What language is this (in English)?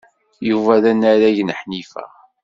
Kabyle